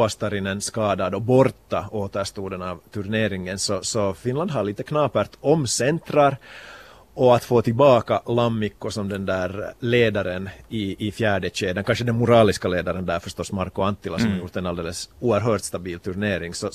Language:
Swedish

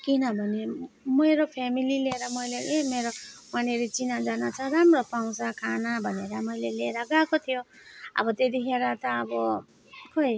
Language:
Nepali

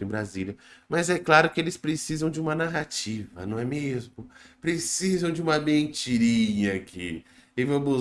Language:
Portuguese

